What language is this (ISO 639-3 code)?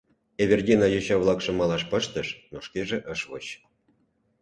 chm